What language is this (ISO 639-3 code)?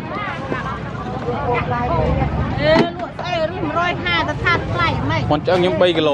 tha